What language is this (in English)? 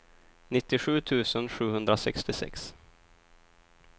Swedish